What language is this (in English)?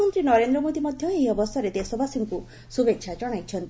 Odia